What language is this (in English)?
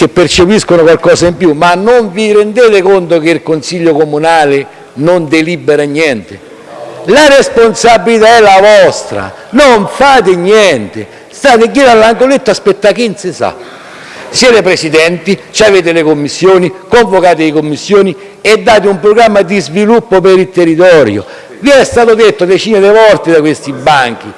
Italian